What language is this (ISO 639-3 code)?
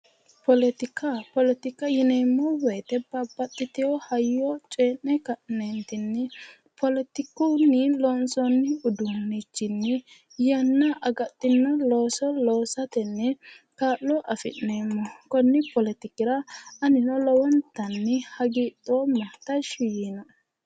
sid